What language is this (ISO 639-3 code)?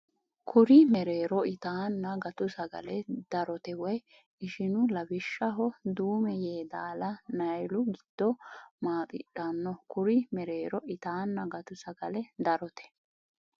sid